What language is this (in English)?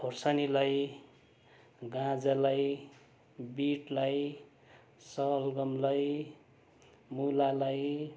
Nepali